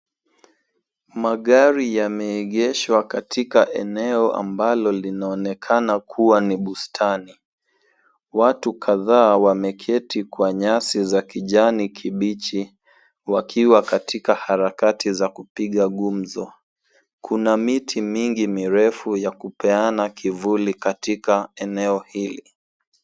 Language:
Swahili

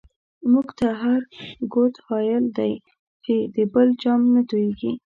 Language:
Pashto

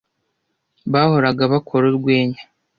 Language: Kinyarwanda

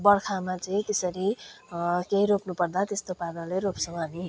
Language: Nepali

